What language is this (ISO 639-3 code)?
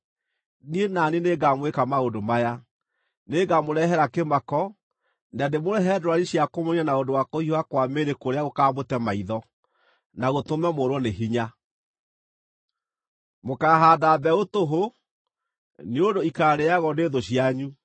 kik